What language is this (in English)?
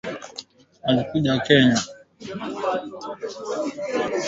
Swahili